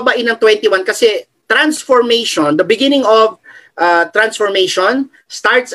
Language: Filipino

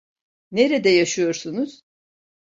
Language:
Turkish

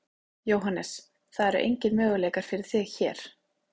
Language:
Icelandic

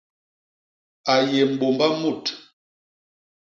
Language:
Basaa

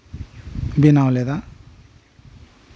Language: Santali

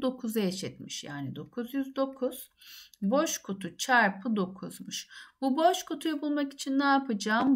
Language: Turkish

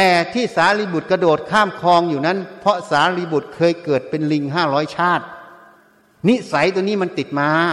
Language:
Thai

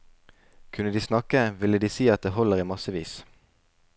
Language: Norwegian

